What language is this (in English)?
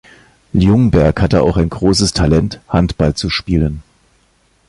German